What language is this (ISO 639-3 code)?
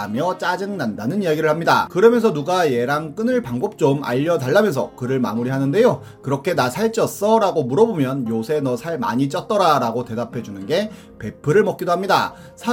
kor